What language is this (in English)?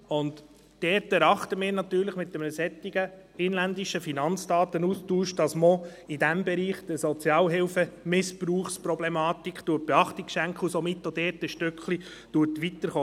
Swiss German